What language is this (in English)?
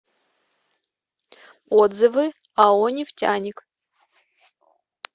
Russian